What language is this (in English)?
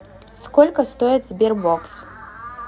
Russian